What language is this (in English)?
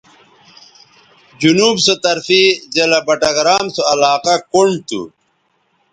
Bateri